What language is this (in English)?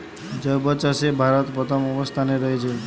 Bangla